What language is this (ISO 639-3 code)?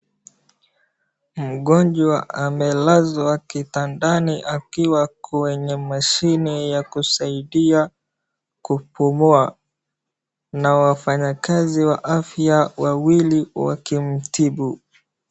swa